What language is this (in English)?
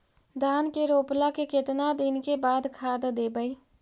Magahi